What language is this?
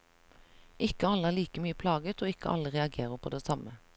Norwegian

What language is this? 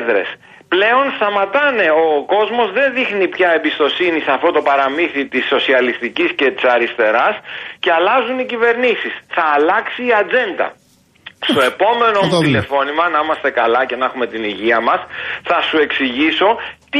Greek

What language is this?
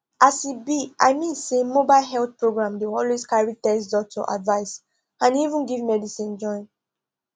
Nigerian Pidgin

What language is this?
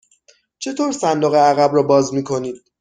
Persian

